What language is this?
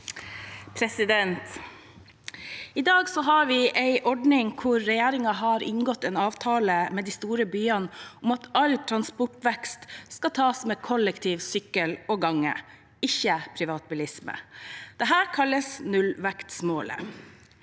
Norwegian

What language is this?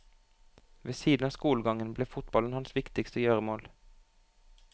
Norwegian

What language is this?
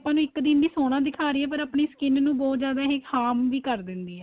Punjabi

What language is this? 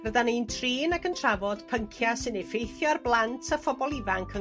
Welsh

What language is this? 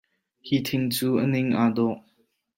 Hakha Chin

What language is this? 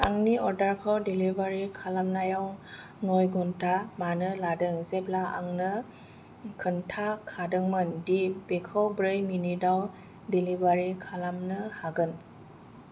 Bodo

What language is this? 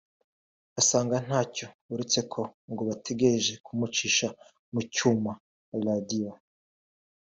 Kinyarwanda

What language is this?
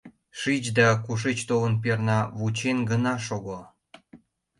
Mari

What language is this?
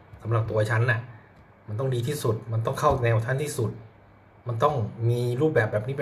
Thai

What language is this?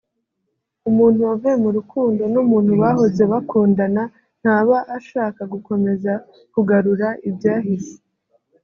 Kinyarwanda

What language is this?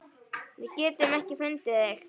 Icelandic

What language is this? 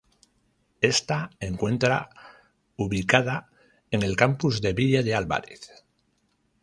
Spanish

